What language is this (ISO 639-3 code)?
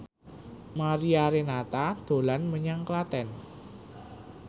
jav